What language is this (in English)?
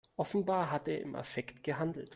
German